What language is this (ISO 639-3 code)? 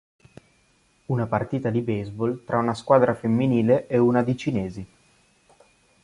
ita